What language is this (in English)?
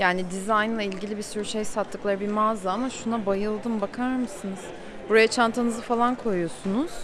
Turkish